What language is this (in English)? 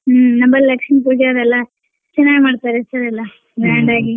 Kannada